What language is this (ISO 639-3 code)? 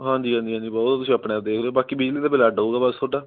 pan